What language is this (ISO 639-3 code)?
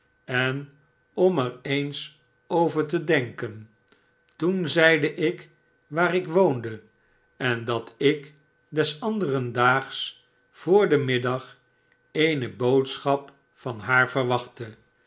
nld